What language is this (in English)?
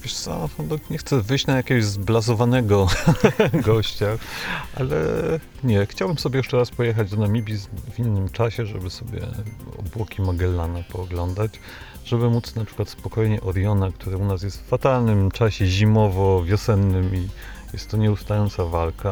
Polish